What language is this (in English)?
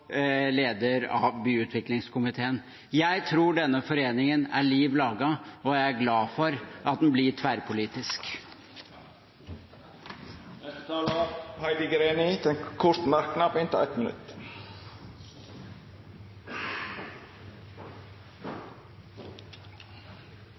Norwegian